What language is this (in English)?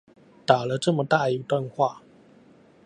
Chinese